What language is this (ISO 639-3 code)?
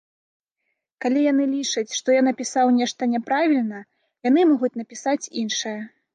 bel